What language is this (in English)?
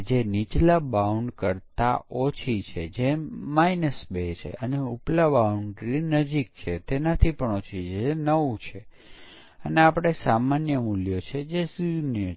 Gujarati